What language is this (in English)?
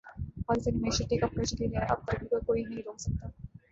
Urdu